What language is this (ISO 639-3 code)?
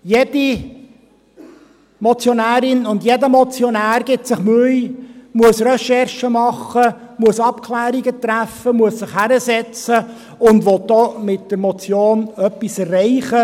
gsw